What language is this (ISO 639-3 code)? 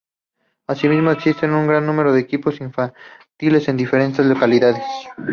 spa